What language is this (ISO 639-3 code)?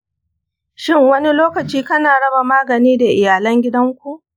hau